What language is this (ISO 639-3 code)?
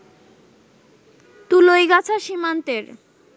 ben